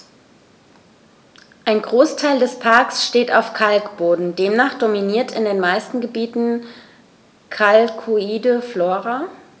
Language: German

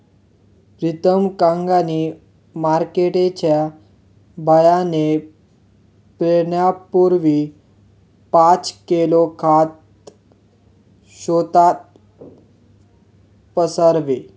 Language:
Marathi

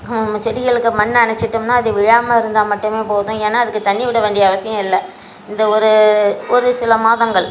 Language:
Tamil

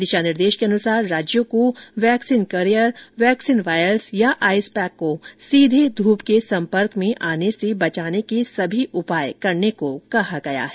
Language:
Hindi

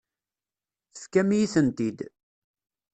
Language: Kabyle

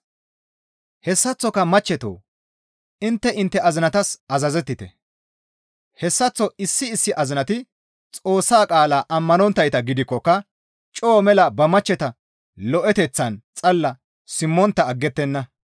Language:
Gamo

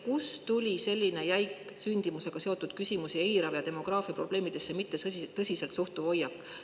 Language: Estonian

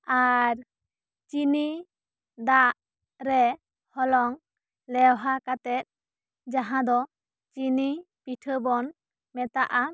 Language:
Santali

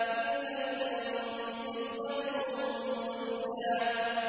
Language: Arabic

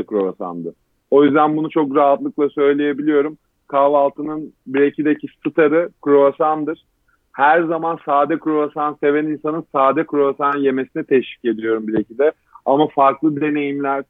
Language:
Turkish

